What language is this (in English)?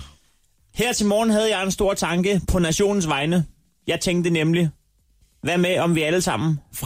Danish